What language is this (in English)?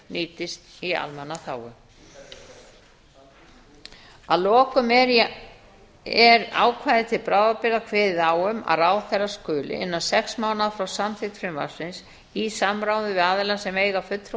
Icelandic